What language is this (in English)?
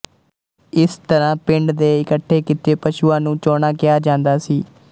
Punjabi